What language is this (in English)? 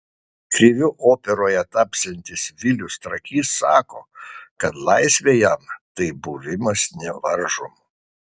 Lithuanian